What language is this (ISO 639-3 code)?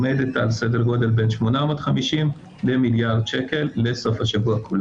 heb